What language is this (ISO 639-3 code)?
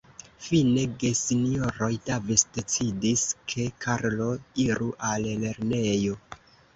epo